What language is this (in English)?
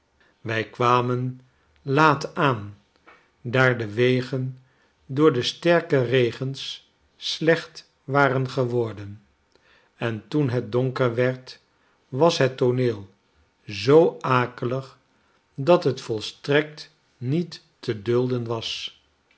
Dutch